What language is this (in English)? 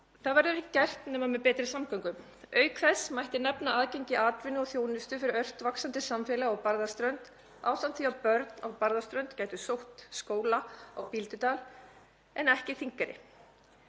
Icelandic